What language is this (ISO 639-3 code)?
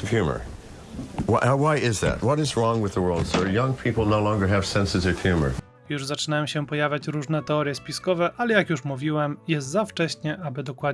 pol